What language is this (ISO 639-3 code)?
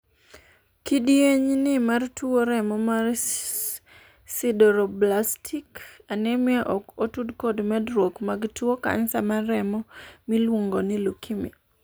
luo